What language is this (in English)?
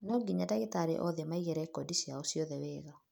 Kikuyu